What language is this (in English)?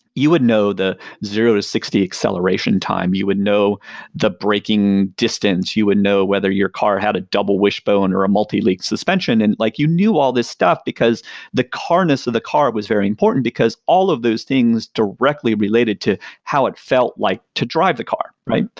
English